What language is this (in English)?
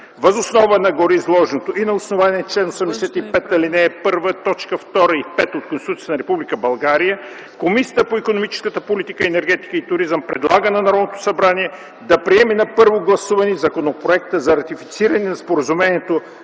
Bulgarian